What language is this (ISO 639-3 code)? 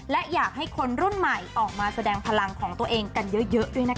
tha